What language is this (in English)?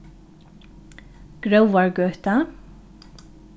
Faroese